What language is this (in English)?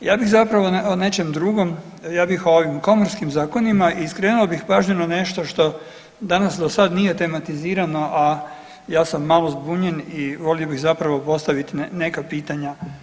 Croatian